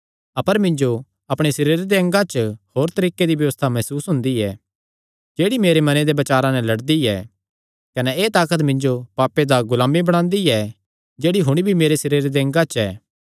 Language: Kangri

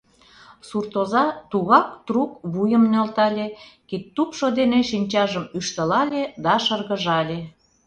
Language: Mari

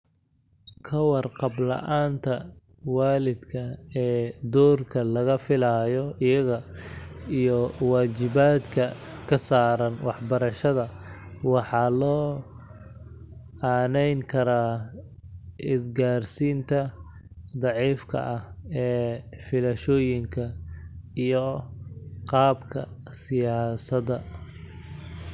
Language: Somali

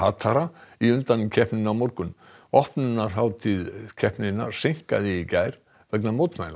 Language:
Icelandic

